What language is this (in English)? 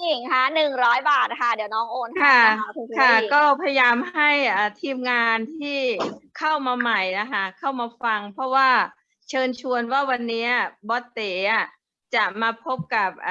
Thai